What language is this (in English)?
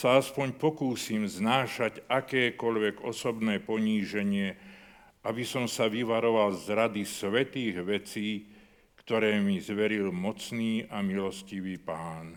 Slovak